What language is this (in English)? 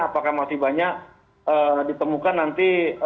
Indonesian